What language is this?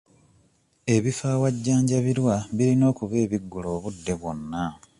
Ganda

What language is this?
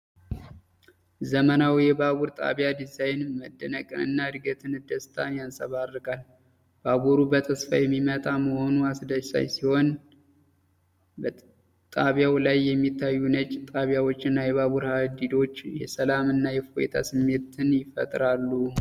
Amharic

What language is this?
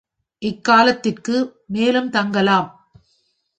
Tamil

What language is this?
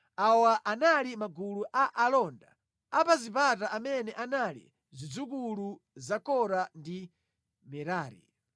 Nyanja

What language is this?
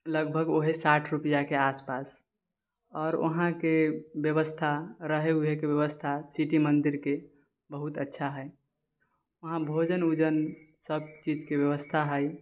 Maithili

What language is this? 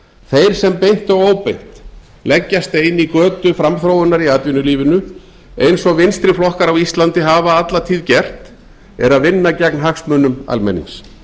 Icelandic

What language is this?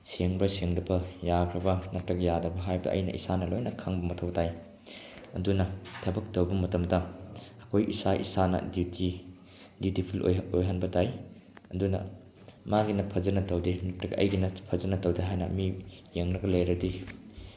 Manipuri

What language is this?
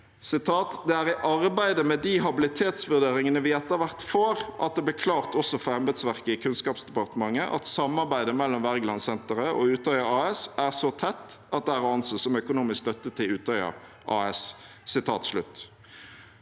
Norwegian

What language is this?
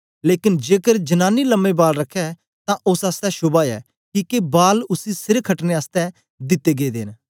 Dogri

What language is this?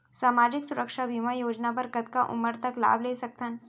Chhattisgarhi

